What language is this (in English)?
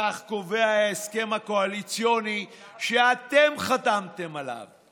Hebrew